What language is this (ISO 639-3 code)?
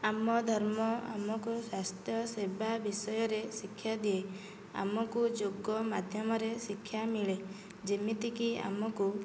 ori